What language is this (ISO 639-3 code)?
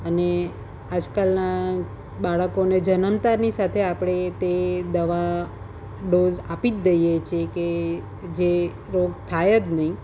guj